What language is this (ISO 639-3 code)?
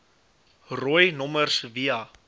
afr